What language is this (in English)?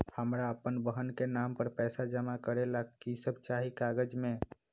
Magahi